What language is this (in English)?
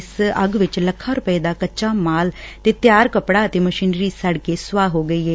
Punjabi